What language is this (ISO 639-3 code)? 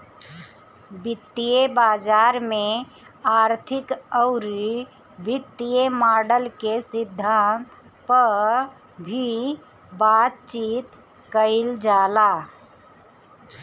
bho